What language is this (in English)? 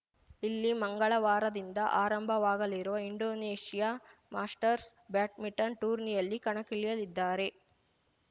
Kannada